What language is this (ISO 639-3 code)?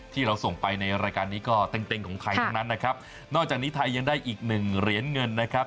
tha